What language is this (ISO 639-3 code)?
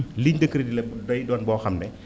wol